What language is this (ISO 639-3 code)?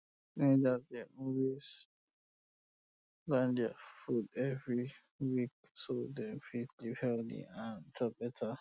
pcm